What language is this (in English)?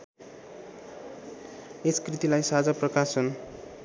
Nepali